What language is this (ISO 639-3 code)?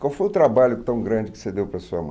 por